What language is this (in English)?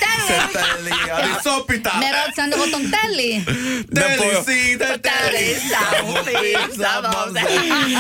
Greek